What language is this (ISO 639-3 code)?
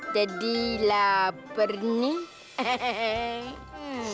ind